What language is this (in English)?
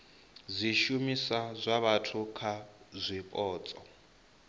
Venda